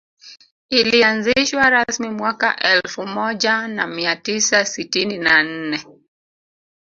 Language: Swahili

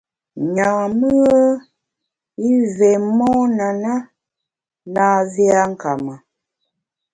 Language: Bamun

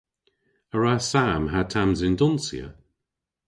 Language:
Cornish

